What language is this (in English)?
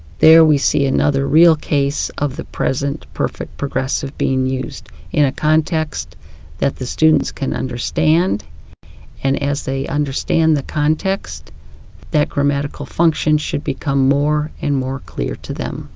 English